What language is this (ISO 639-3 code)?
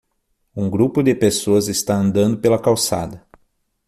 por